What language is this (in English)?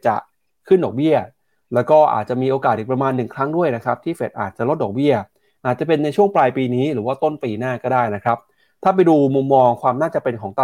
Thai